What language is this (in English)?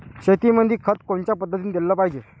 Marathi